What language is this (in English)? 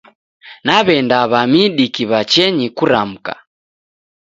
Taita